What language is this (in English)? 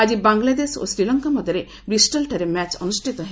Odia